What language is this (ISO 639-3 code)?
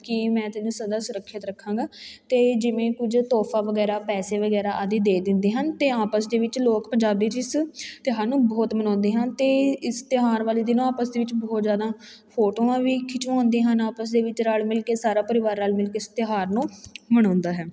pan